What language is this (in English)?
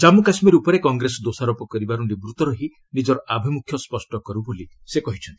Odia